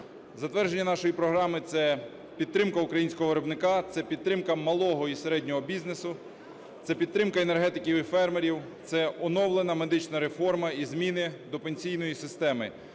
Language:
Ukrainian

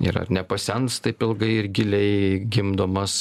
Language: Lithuanian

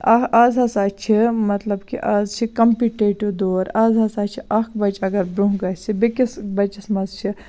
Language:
Kashmiri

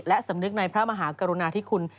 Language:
Thai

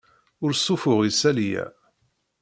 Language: Kabyle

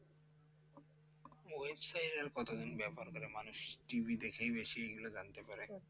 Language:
Bangla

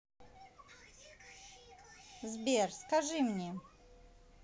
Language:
Russian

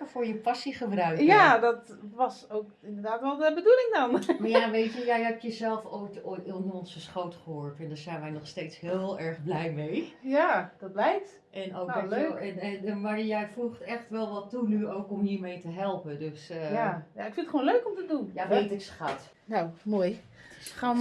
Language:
Dutch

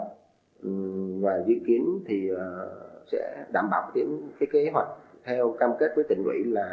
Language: Vietnamese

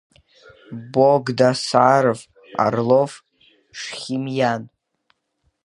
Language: Abkhazian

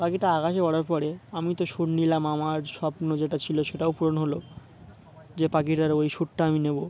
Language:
Bangla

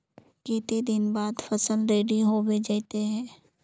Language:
Magahi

